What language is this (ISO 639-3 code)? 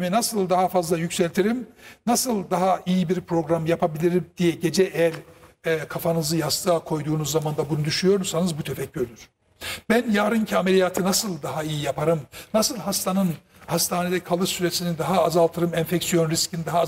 tur